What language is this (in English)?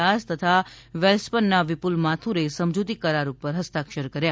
Gujarati